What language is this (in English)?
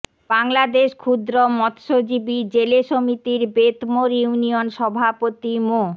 Bangla